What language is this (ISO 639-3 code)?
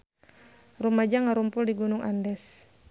sun